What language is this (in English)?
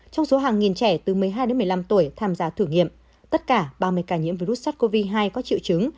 Vietnamese